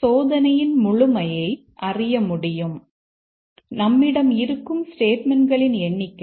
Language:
Tamil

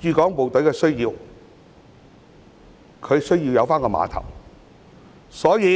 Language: Cantonese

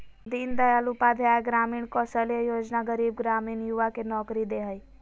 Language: Magahi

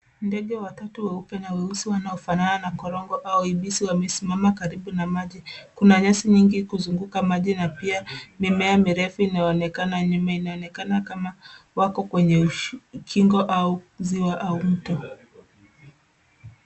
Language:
Swahili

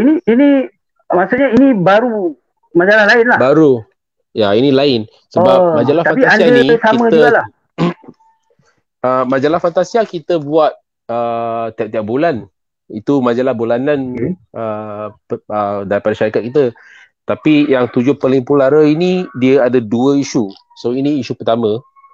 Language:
Malay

